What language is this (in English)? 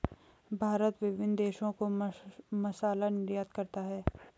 Hindi